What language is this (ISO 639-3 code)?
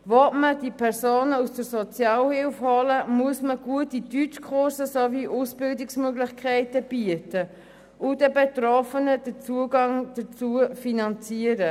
gsw